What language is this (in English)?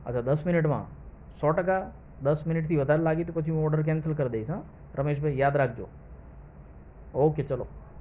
Gujarati